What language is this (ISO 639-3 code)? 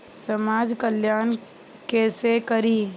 mai